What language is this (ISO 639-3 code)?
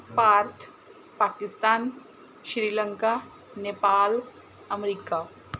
pan